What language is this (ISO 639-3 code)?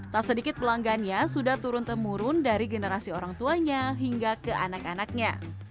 ind